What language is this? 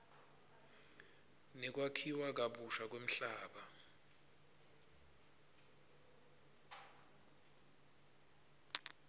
Swati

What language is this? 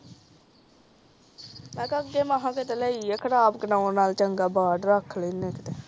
Punjabi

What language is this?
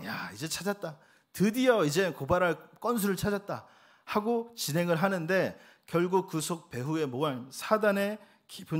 Korean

